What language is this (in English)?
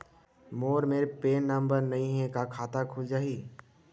Chhattisgarhi